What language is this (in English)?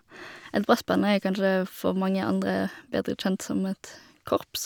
Norwegian